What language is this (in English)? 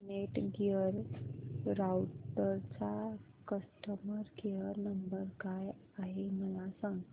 Marathi